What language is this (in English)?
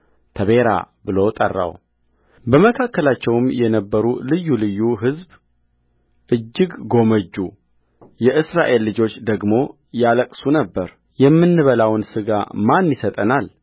Amharic